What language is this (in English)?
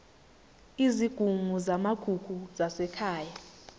Zulu